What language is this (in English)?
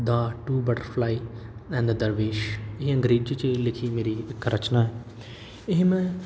Punjabi